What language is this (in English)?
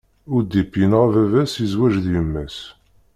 Kabyle